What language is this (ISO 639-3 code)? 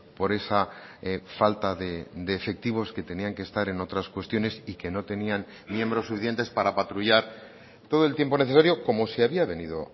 spa